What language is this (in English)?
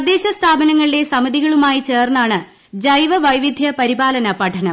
Malayalam